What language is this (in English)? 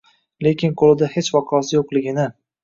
Uzbek